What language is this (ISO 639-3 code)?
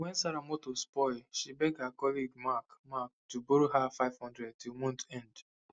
pcm